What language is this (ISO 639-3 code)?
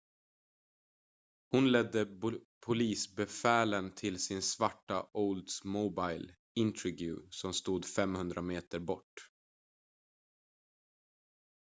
swe